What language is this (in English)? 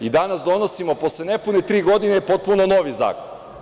Serbian